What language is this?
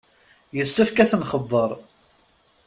Kabyle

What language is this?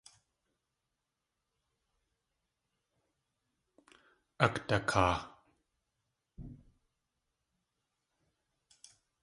Tlingit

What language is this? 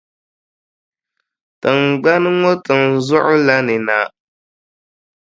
Dagbani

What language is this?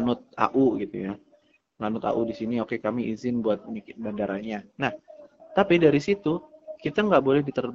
Indonesian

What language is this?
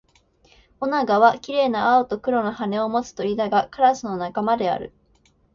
Japanese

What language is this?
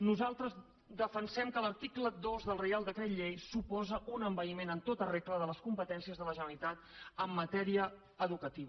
Catalan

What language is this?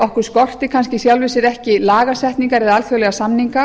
Icelandic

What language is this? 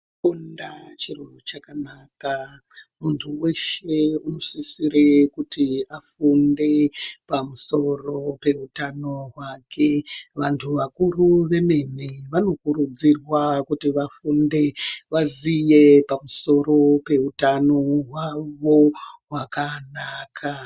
Ndau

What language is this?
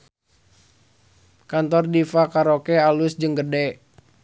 Sundanese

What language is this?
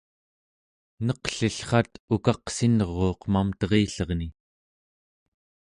Central Yupik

